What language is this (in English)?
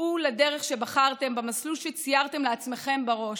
Hebrew